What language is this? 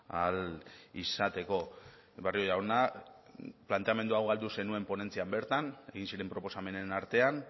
Basque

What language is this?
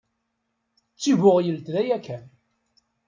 Kabyle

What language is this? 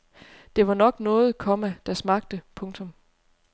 Danish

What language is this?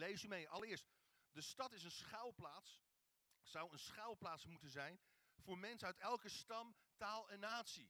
Dutch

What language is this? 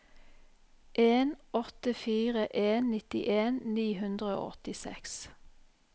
Norwegian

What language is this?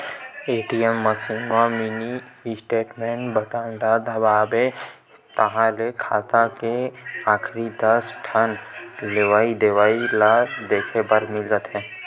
Chhattisgarhi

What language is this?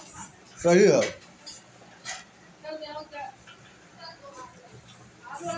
Bhojpuri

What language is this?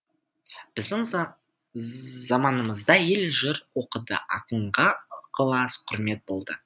Kazakh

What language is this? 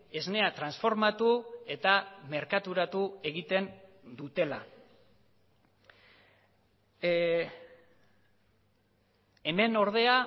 Basque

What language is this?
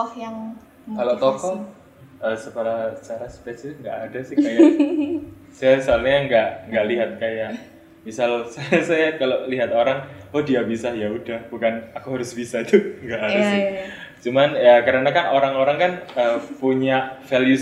Indonesian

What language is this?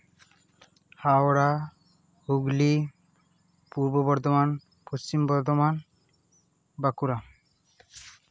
Santali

